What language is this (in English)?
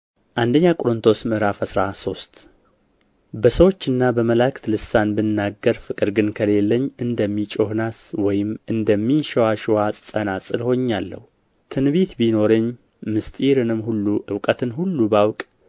Amharic